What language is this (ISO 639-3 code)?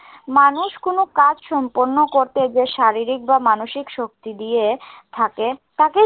ben